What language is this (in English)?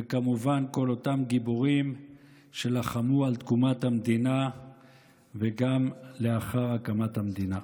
Hebrew